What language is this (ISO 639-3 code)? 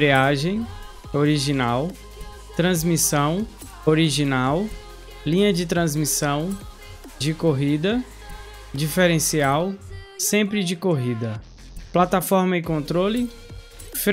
por